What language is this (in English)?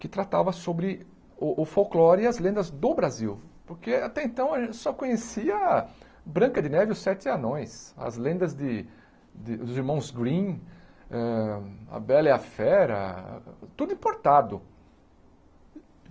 Portuguese